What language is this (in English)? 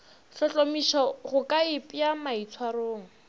Northern Sotho